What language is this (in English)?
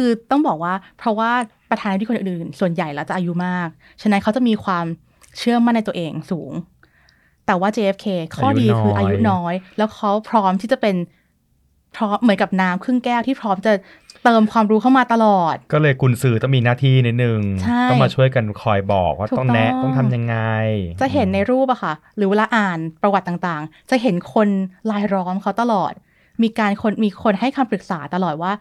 Thai